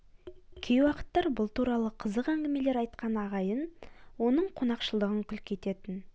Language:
Kazakh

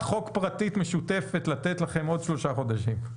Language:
Hebrew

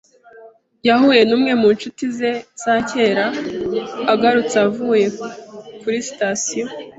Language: Kinyarwanda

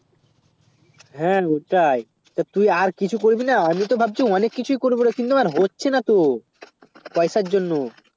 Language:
Bangla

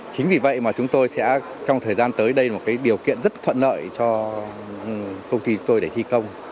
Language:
Vietnamese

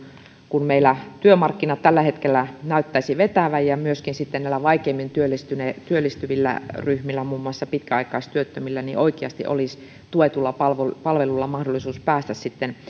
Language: Finnish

